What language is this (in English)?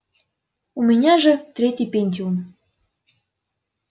Russian